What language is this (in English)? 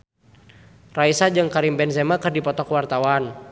Sundanese